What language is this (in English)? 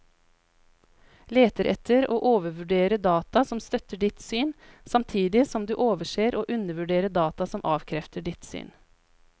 Norwegian